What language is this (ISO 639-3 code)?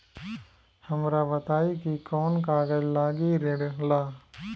bho